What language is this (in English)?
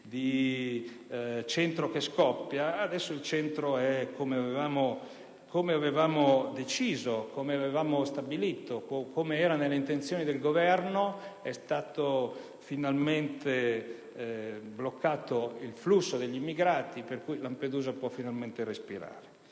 Italian